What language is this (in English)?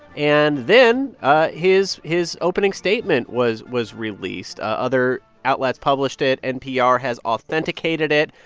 English